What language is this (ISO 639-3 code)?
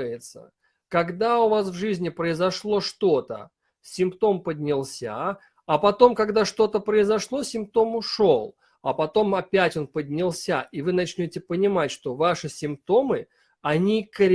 rus